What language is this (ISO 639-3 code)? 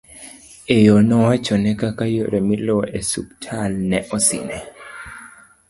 luo